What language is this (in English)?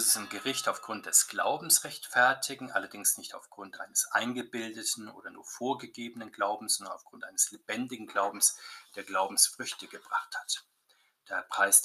German